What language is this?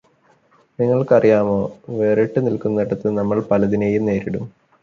Malayalam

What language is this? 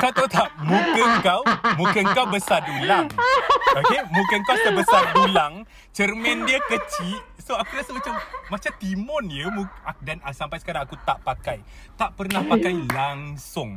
Malay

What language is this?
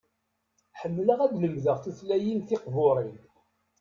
Kabyle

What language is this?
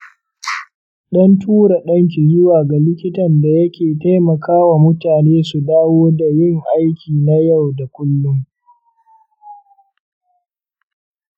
Hausa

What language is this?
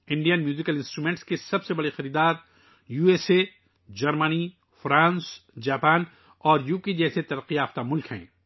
Urdu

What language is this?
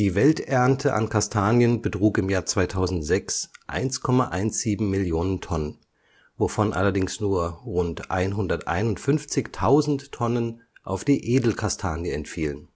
German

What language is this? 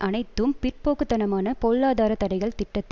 Tamil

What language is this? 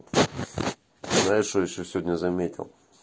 Russian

